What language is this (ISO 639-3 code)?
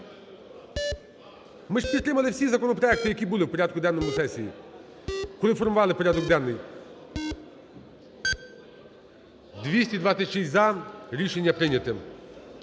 ukr